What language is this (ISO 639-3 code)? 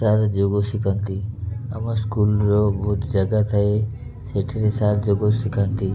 ori